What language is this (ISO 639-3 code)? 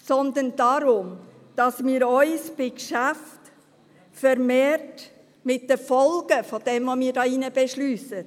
gsw